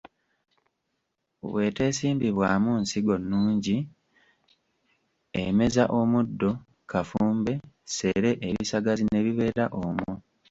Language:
Ganda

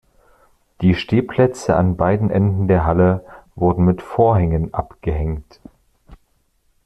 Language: German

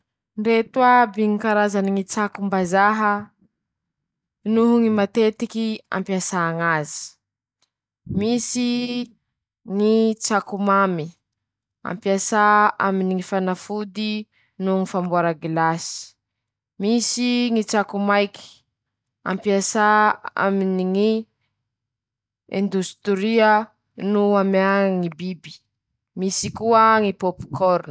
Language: Masikoro Malagasy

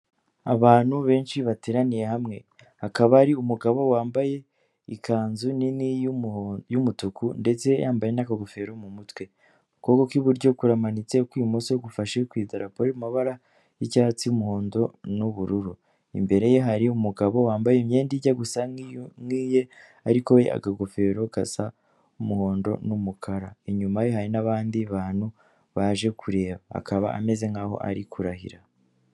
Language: Kinyarwanda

